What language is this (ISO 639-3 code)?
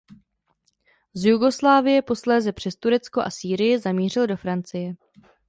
ces